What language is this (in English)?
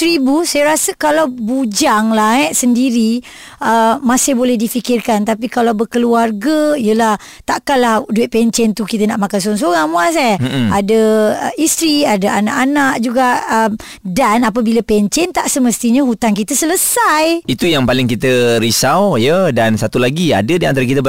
Malay